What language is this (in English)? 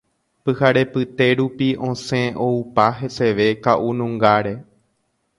Guarani